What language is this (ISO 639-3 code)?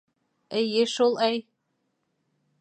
bak